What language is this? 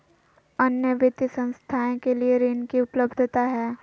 Magahi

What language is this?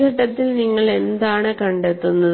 Malayalam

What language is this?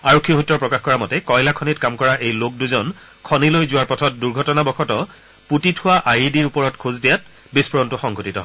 Assamese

